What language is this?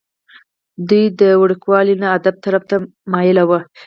Pashto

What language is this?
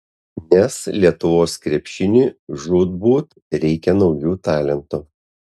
Lithuanian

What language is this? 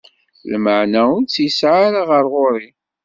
Kabyle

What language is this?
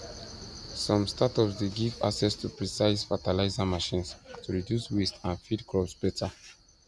Nigerian Pidgin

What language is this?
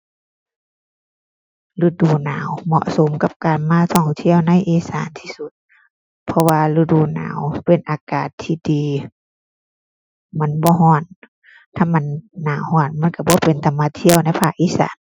Thai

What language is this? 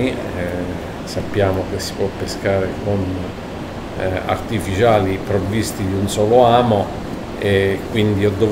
Italian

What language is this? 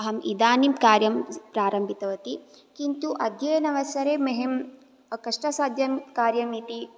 Sanskrit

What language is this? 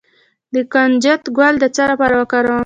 Pashto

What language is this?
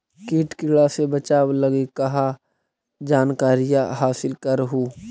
Magahi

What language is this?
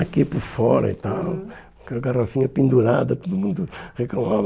Portuguese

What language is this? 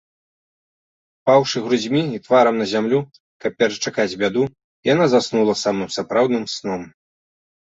Belarusian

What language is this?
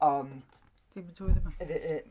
Welsh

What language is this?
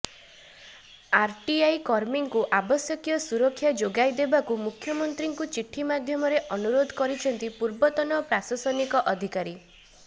Odia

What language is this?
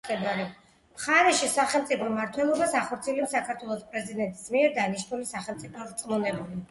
Georgian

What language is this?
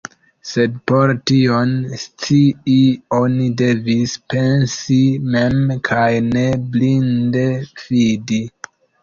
Esperanto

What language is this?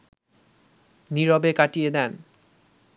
Bangla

